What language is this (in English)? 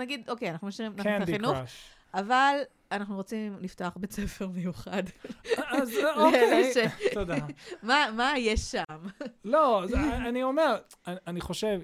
Hebrew